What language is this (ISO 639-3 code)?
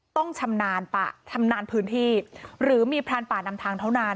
tha